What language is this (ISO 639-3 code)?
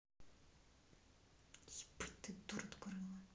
rus